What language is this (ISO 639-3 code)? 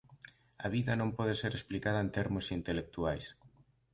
glg